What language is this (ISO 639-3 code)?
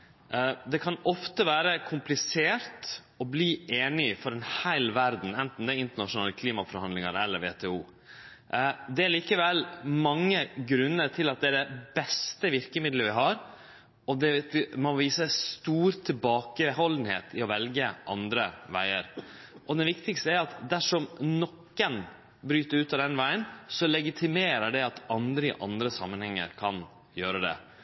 nno